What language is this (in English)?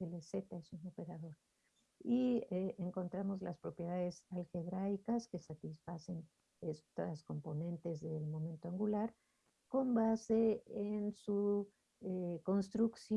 Spanish